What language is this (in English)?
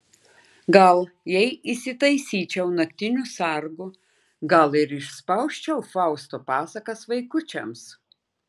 Lithuanian